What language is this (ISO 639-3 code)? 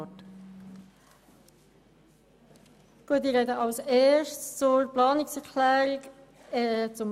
gsw